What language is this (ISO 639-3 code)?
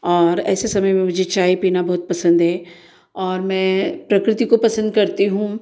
hin